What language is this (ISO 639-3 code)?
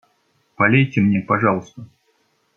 rus